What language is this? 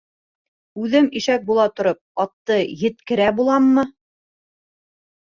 Bashkir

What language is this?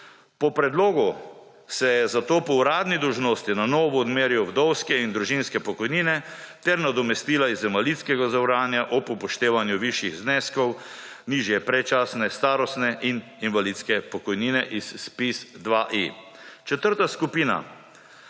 Slovenian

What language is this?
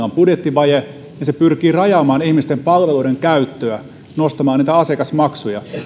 Finnish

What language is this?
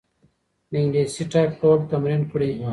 Pashto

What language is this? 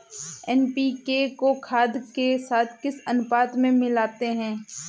Hindi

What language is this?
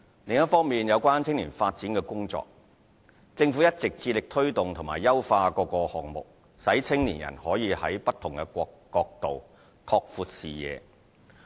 Cantonese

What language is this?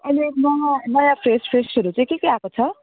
Nepali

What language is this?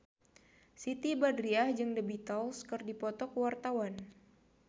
Sundanese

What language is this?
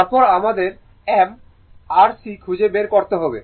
Bangla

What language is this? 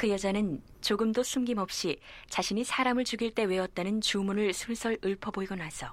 Korean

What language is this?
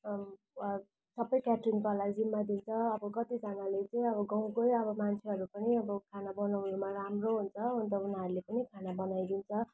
Nepali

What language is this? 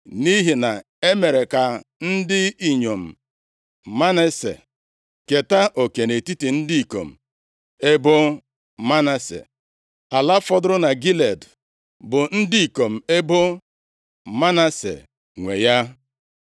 Igbo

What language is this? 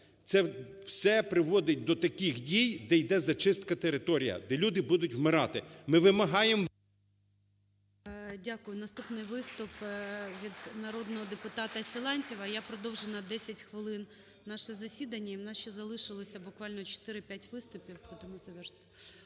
Ukrainian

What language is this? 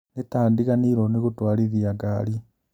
Kikuyu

